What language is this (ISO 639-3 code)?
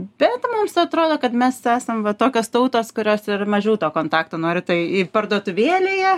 lit